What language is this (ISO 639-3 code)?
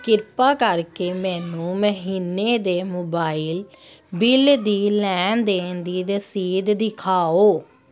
pan